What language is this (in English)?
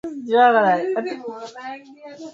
Swahili